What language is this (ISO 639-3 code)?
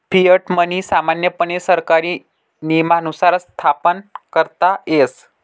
mar